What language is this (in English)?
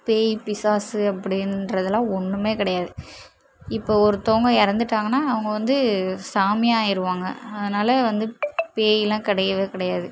Tamil